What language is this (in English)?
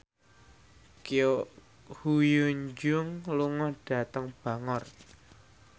Javanese